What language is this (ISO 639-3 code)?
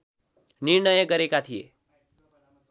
nep